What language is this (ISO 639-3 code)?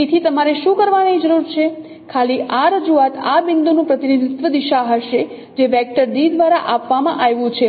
guj